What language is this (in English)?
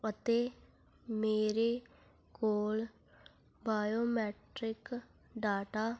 Punjabi